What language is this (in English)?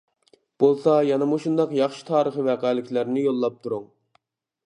Uyghur